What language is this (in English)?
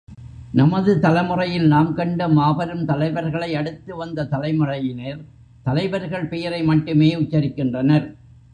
Tamil